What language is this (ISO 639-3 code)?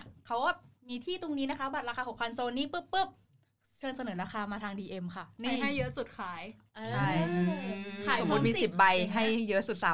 tha